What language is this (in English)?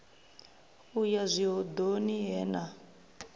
Venda